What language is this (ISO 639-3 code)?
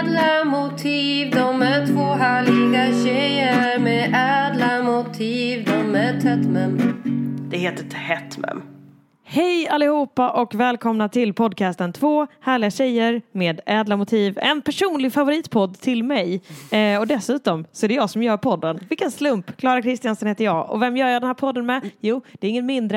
swe